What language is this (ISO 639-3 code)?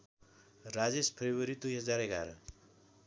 nep